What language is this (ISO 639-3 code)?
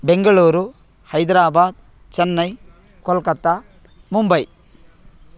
san